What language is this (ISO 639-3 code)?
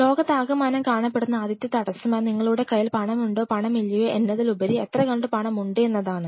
mal